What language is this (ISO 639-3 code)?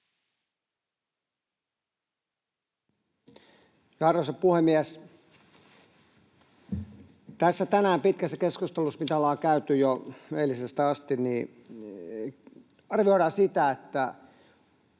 fin